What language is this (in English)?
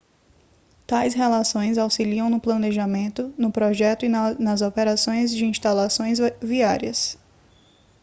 Portuguese